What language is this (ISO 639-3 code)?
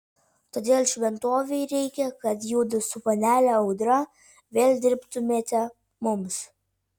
lit